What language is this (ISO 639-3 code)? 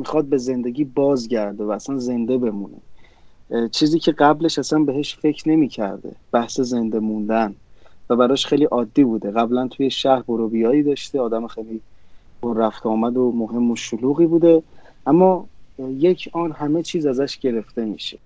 fas